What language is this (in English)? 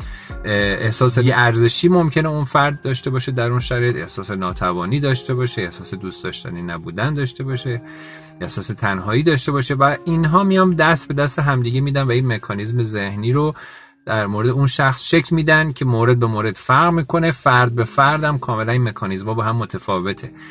Persian